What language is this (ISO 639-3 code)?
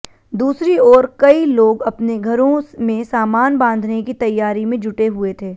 hin